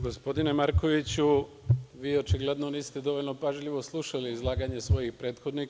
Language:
Serbian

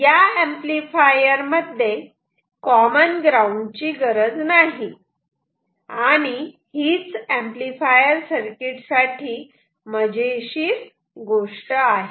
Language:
Marathi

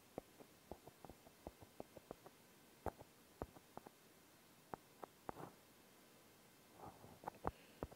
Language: French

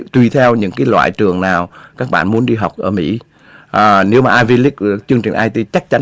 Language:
Vietnamese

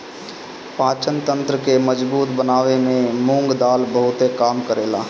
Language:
Bhojpuri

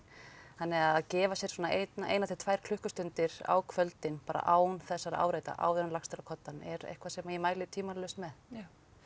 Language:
Icelandic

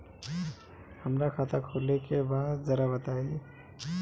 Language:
Bhojpuri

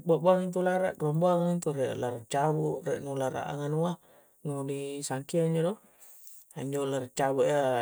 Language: Coastal Konjo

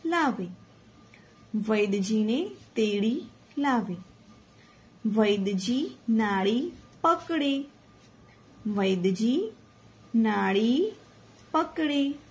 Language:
Gujarati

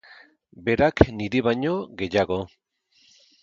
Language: Basque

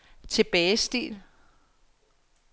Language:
Danish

